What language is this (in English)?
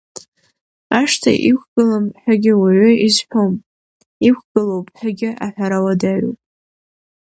Abkhazian